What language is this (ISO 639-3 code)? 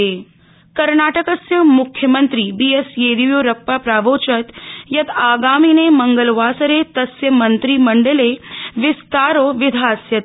san